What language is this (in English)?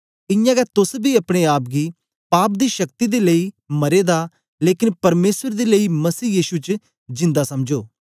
Dogri